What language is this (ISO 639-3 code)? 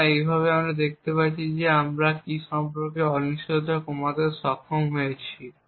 ben